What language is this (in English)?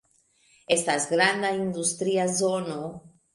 Esperanto